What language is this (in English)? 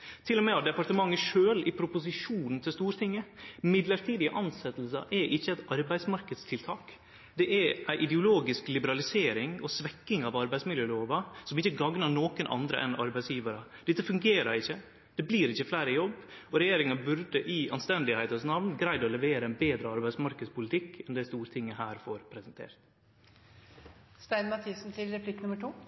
Norwegian Nynorsk